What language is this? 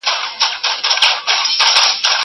Pashto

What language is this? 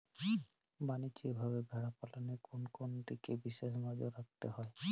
Bangla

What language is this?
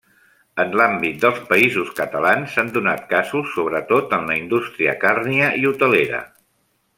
Catalan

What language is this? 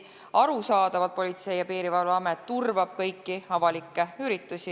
Estonian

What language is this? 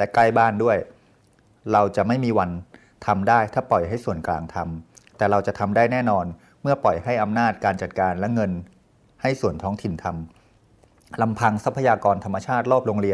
Thai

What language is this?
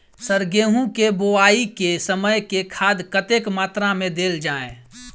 Maithili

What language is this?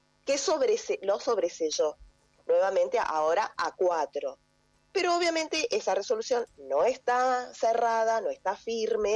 Spanish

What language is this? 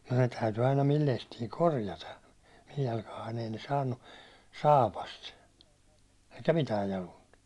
Finnish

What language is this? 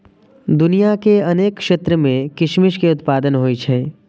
Maithili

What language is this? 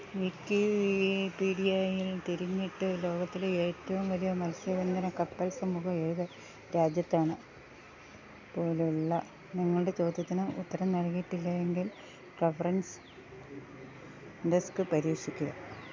Malayalam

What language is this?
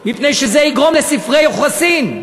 Hebrew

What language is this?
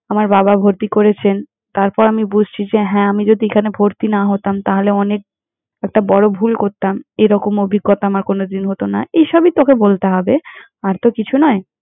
Bangla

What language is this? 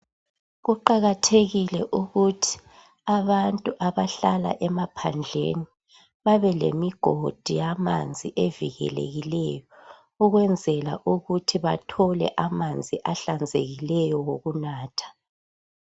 North Ndebele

